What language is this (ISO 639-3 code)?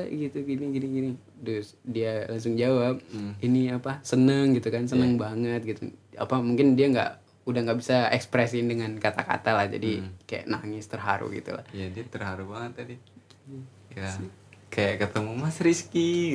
ind